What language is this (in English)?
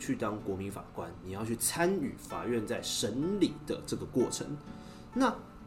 Chinese